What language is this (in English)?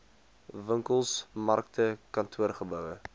Afrikaans